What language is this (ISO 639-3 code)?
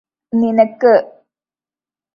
mal